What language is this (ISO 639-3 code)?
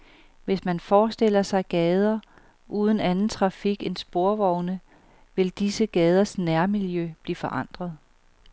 dan